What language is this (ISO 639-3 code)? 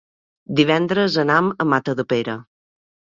cat